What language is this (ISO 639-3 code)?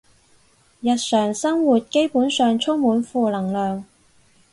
yue